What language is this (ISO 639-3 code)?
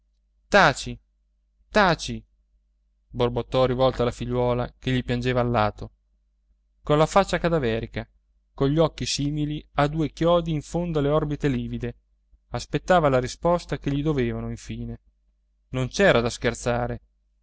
ita